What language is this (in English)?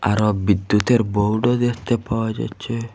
Bangla